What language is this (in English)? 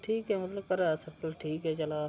Dogri